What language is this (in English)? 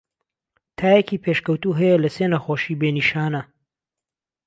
Central Kurdish